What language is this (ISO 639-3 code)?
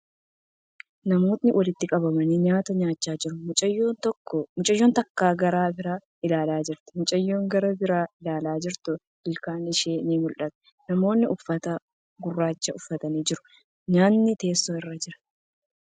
orm